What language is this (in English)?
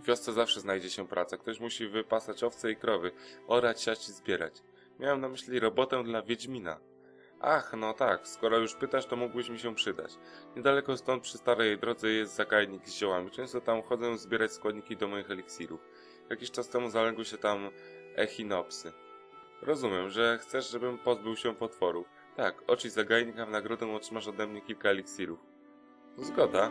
Polish